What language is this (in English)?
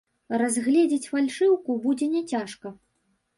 Belarusian